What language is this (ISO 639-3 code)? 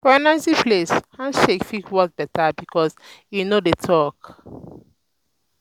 pcm